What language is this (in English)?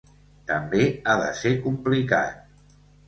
Catalan